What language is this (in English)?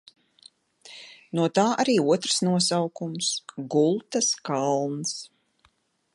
Latvian